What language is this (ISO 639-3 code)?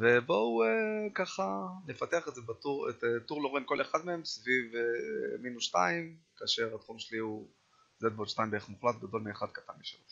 heb